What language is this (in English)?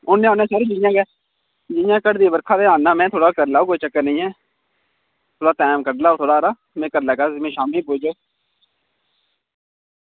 Dogri